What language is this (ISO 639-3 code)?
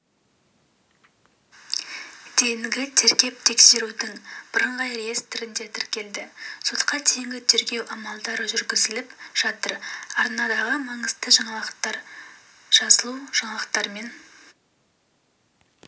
kaz